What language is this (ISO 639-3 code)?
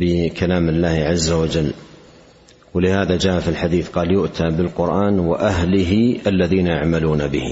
ara